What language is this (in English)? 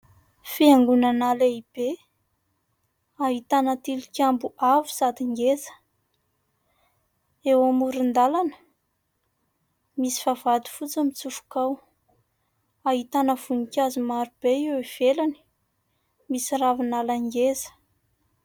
Malagasy